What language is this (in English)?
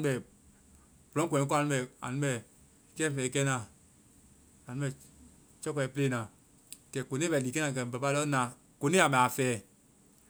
Vai